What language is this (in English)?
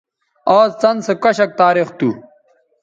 Bateri